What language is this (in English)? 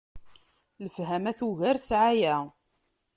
Kabyle